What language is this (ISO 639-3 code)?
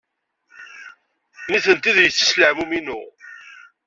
kab